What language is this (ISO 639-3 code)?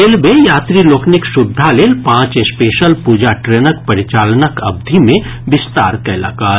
mai